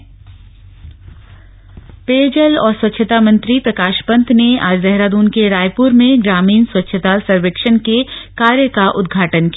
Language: Hindi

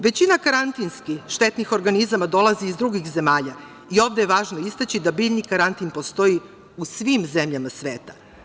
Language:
Serbian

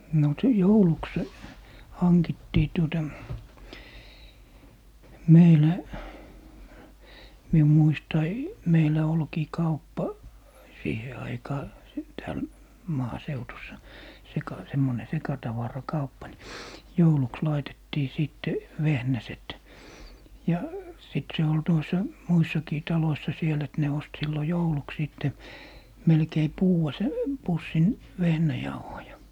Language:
Finnish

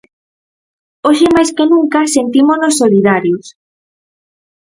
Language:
Galician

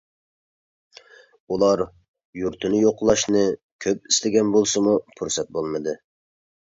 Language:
Uyghur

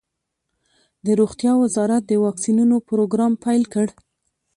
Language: Pashto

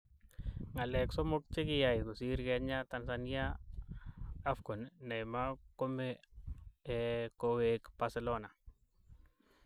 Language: Kalenjin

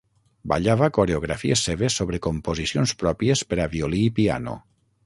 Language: Catalan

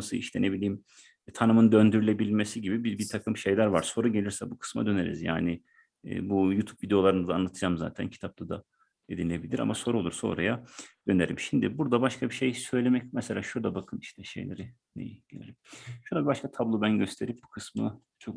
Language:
Turkish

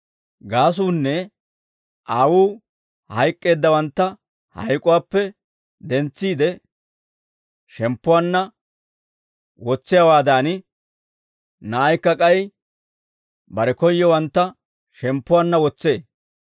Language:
Dawro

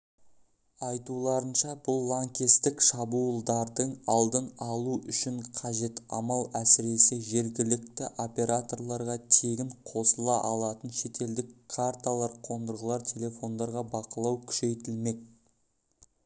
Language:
Kazakh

